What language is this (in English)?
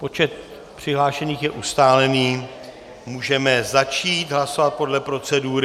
Czech